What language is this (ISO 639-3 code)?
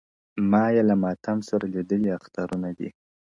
pus